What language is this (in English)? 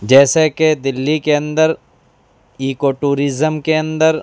Urdu